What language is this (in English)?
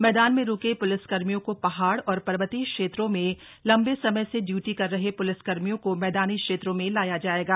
Hindi